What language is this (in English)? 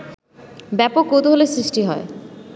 Bangla